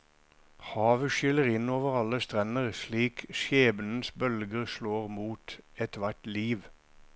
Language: Norwegian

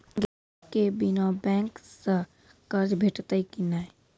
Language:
Maithili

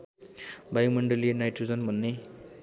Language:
Nepali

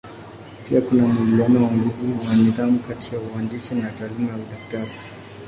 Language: Swahili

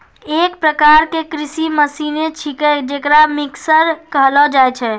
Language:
Maithili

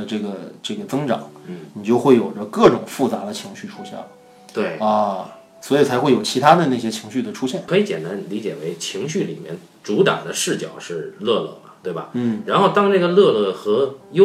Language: Chinese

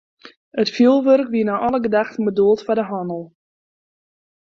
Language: Western Frisian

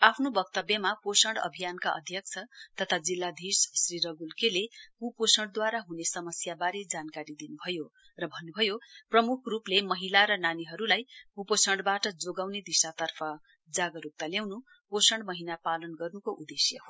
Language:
Nepali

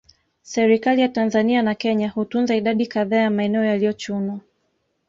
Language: Swahili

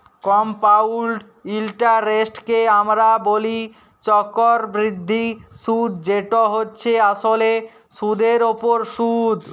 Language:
Bangla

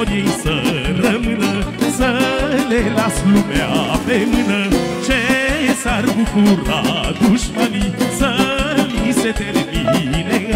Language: Romanian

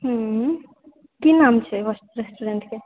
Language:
Maithili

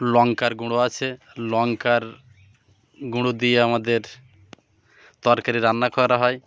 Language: Bangla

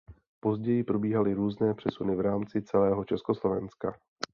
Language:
Czech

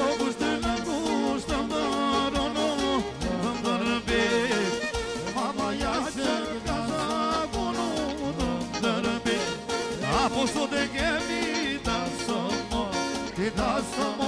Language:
Romanian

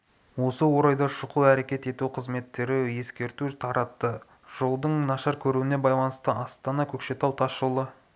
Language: Kazakh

